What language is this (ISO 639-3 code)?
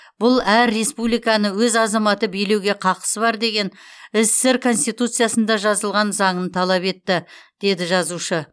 kaz